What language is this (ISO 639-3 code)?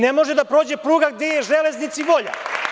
srp